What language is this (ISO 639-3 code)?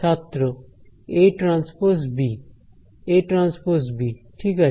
ben